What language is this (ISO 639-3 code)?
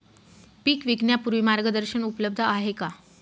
mar